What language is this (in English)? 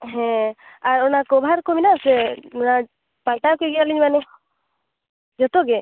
Santali